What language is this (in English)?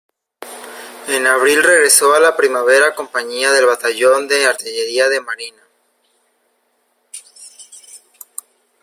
Spanish